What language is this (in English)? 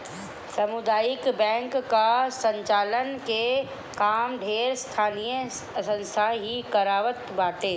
Bhojpuri